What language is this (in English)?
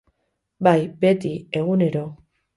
Basque